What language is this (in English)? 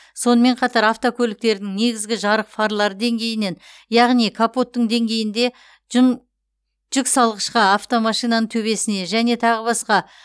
Kazakh